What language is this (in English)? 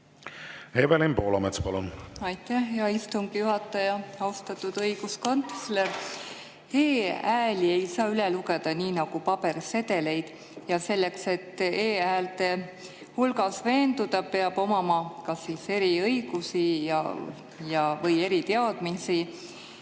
Estonian